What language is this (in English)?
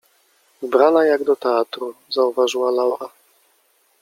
Polish